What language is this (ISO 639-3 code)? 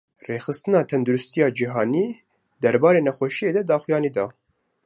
kur